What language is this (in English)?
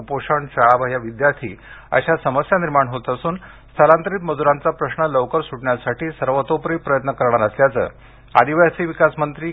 Marathi